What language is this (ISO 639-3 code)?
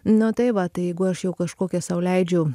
lit